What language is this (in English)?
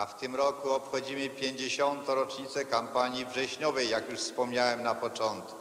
Polish